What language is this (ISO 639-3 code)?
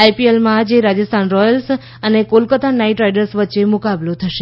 guj